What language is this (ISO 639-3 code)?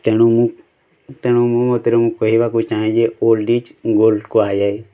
ori